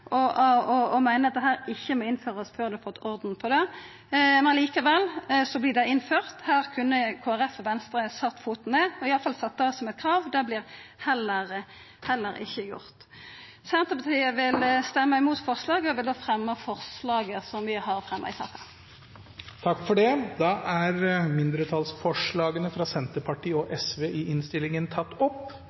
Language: Norwegian Nynorsk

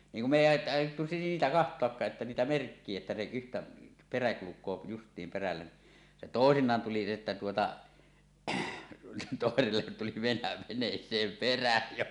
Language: Finnish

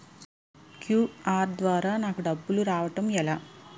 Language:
Telugu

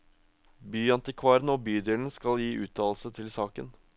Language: Norwegian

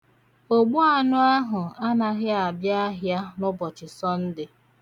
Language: Igbo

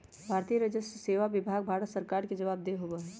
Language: Magahi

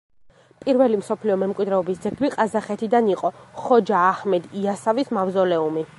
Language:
Georgian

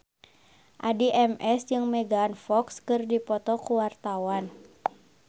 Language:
Sundanese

